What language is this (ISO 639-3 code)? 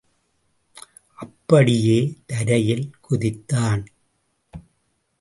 tam